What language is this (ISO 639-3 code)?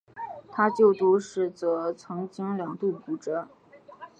zho